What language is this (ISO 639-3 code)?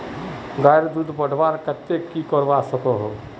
mag